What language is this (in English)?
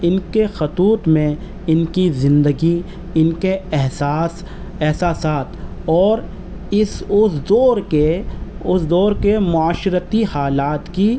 Urdu